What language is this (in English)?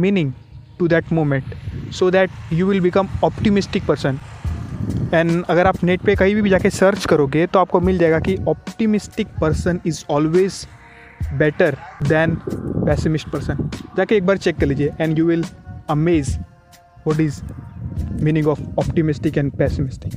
Hindi